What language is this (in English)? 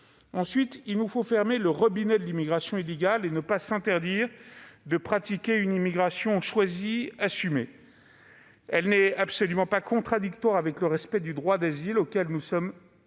French